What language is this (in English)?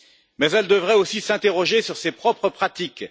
French